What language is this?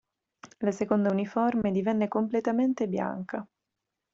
Italian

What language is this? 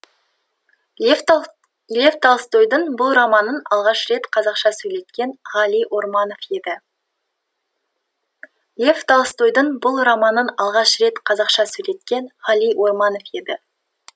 Kazakh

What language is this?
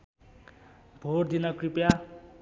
Nepali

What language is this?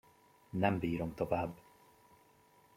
Hungarian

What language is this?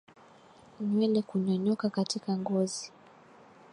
Swahili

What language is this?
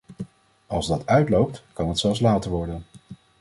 Dutch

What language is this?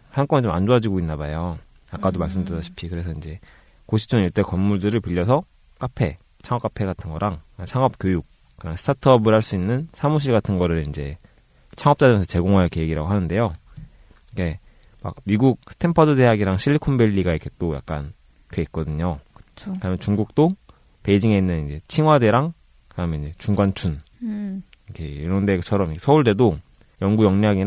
Korean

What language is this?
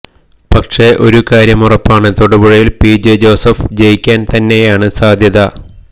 Malayalam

